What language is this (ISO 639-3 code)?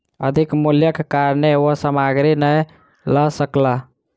mai